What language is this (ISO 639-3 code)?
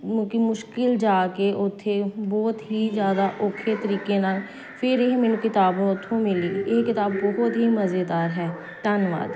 pan